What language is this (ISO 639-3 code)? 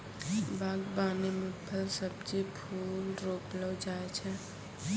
mai